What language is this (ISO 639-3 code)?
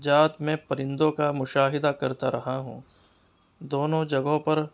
urd